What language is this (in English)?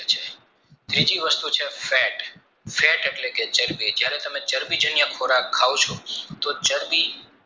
Gujarati